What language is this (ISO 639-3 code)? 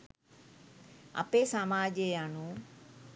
sin